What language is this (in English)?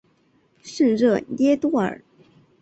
Chinese